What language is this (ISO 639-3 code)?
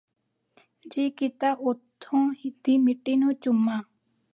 pan